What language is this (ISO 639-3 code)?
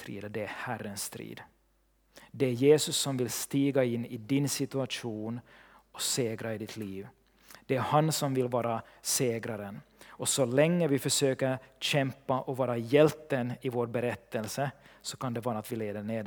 swe